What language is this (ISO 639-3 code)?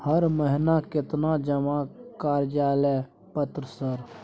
mai